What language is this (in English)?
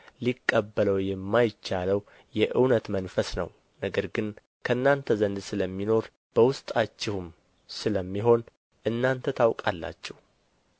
Amharic